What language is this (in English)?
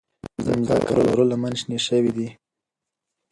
Pashto